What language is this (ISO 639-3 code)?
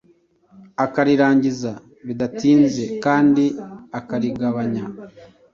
kin